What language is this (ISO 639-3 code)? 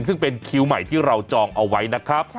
tha